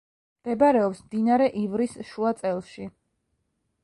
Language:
Georgian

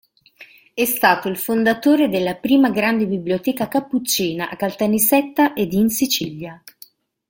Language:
Italian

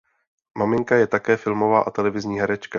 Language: Czech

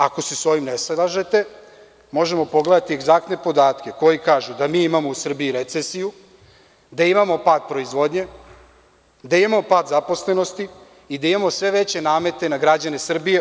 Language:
Serbian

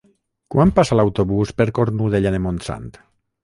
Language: Catalan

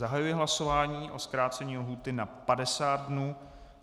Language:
Czech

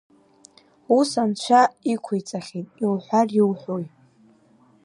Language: Abkhazian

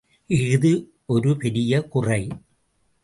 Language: Tamil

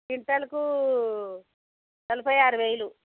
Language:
Telugu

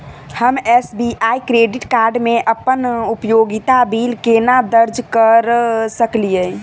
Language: Maithili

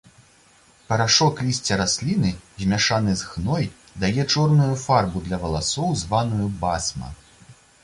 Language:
Belarusian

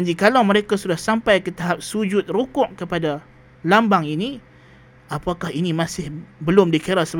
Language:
Malay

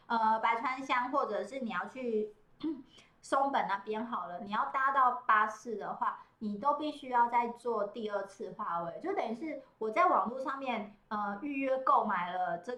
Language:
Chinese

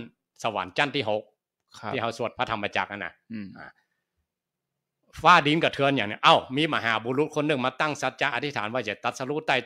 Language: Thai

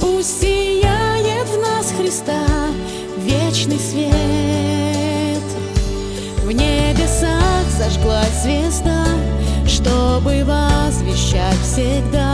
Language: Russian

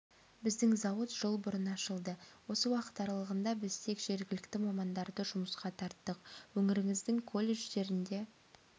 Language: Kazakh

